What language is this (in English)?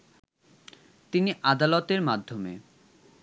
Bangla